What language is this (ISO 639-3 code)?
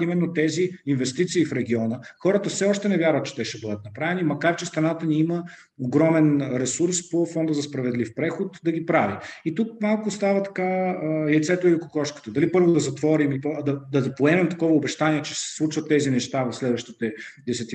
bul